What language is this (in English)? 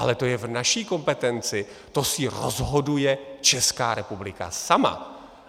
Czech